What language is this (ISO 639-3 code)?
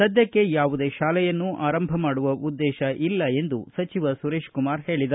kan